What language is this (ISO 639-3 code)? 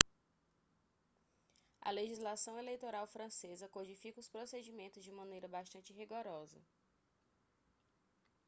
por